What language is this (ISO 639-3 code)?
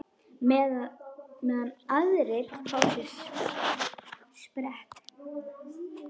isl